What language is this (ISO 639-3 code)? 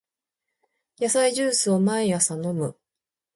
jpn